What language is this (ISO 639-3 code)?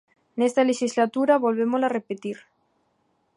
glg